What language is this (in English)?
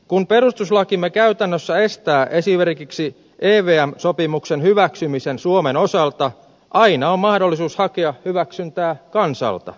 Finnish